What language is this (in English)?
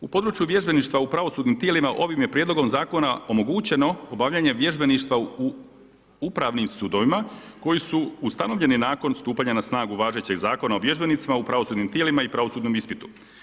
Croatian